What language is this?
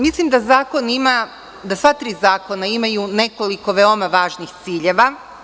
Serbian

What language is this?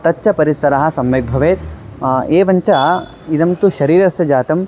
Sanskrit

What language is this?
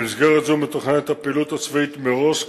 Hebrew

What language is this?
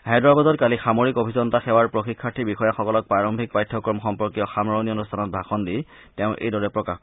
Assamese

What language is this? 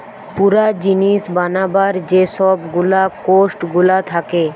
Bangla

